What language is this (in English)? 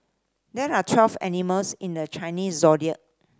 English